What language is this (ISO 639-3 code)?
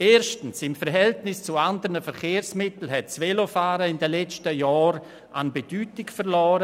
gsw